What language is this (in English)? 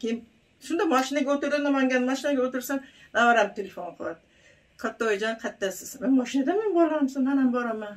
Turkish